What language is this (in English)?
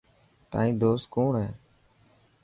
Dhatki